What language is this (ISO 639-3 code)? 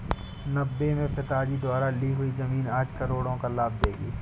hin